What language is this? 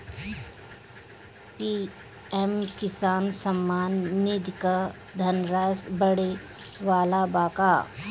Bhojpuri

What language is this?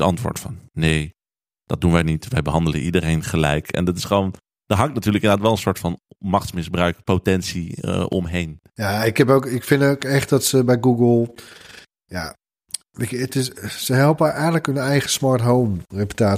Dutch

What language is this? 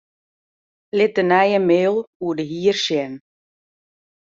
Western Frisian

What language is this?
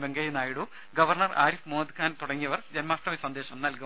Malayalam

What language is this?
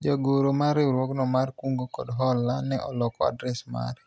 Luo (Kenya and Tanzania)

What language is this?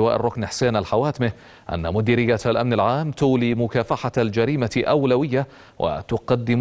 Arabic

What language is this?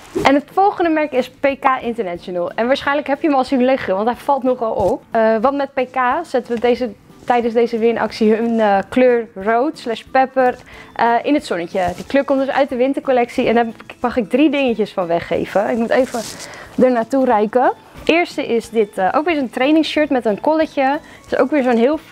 Dutch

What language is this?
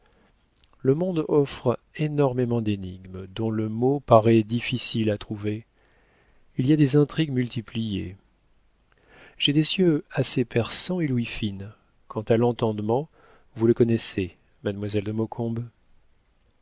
French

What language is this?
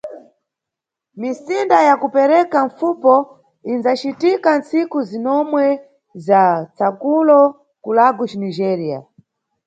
Nyungwe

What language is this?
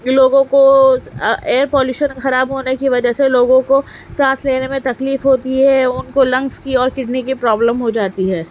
Urdu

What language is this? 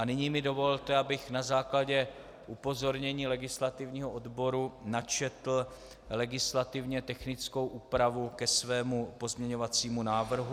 Czech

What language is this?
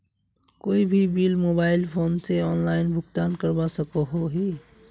Magahi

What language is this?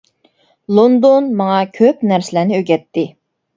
Uyghur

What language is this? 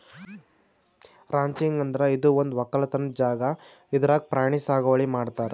Kannada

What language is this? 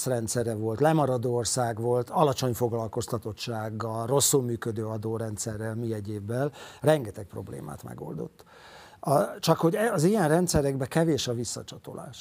Hungarian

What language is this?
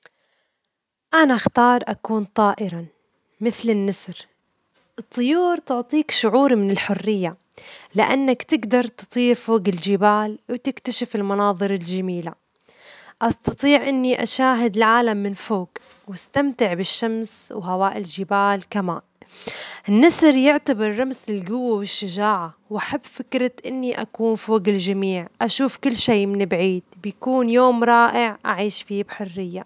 Omani Arabic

